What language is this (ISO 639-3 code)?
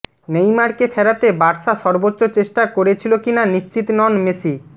ben